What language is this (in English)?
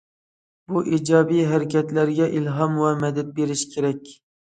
Uyghur